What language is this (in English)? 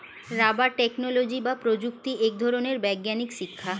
Bangla